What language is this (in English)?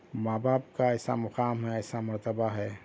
Urdu